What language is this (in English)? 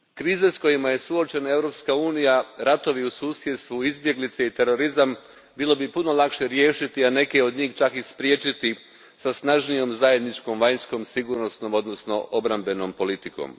Croatian